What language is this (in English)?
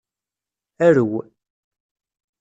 Kabyle